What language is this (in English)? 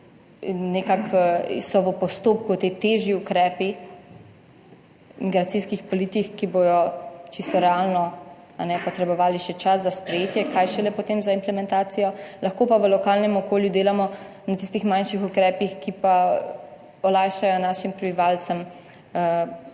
Slovenian